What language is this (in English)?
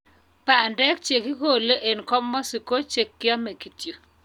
Kalenjin